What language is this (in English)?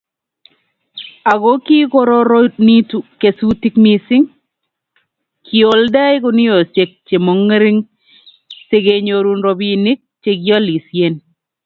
Kalenjin